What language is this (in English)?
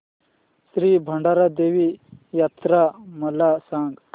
Marathi